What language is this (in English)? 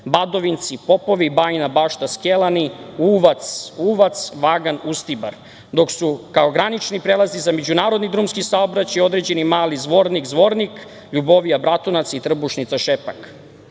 Serbian